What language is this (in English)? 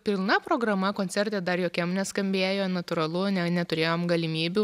Lithuanian